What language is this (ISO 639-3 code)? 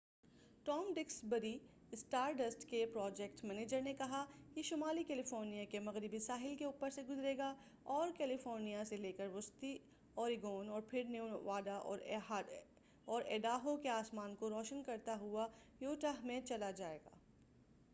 urd